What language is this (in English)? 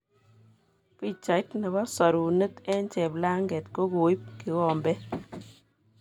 Kalenjin